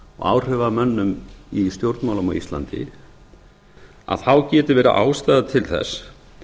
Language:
Icelandic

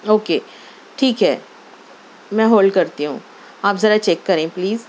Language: Urdu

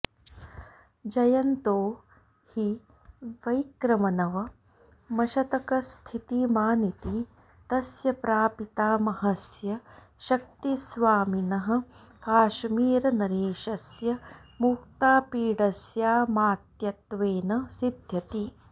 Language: Sanskrit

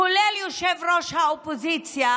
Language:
Hebrew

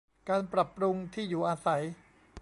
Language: Thai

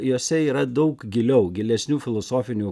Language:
Lithuanian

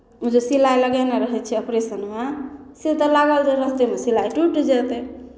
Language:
Maithili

